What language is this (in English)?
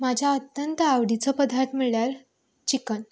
Konkani